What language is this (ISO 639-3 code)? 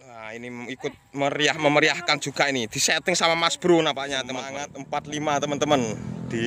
ind